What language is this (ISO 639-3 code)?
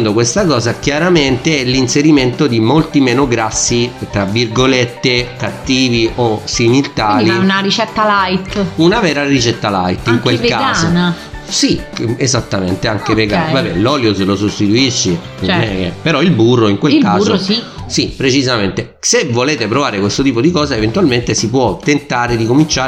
ita